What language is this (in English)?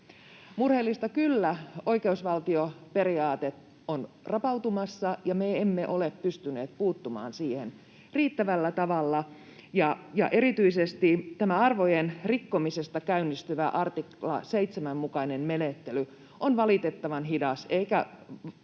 Finnish